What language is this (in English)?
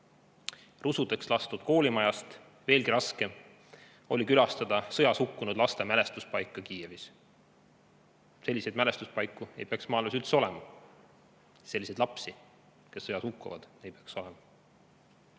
Estonian